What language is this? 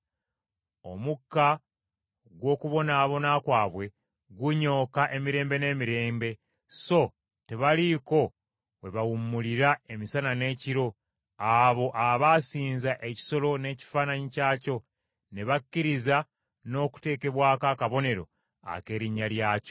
Ganda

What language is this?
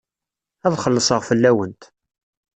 Kabyle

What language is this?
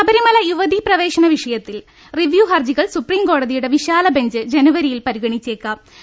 Malayalam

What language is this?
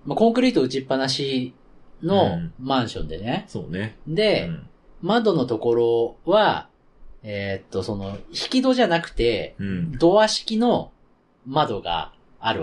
Japanese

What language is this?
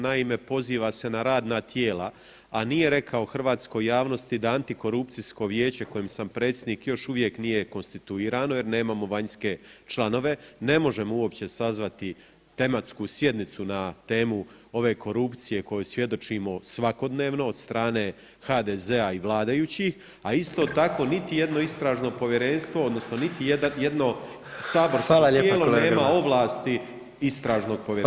Croatian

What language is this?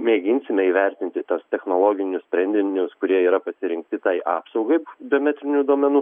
Lithuanian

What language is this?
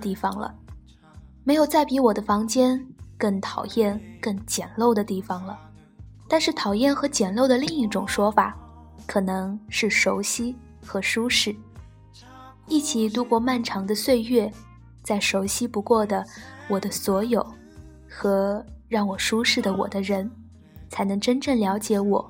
Chinese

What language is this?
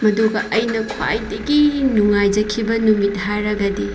Manipuri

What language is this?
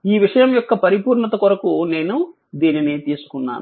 Telugu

